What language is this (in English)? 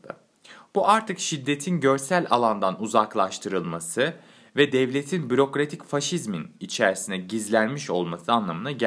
Turkish